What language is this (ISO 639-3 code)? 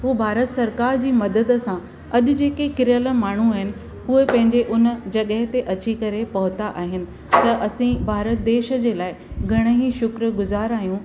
snd